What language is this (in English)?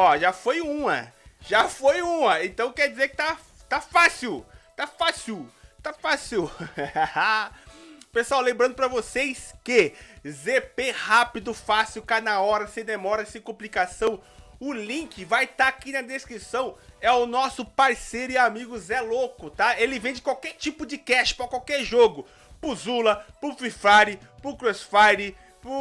Portuguese